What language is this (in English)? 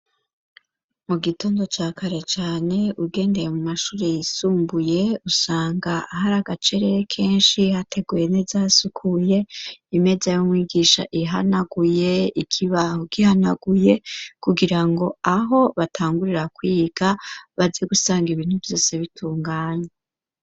Rundi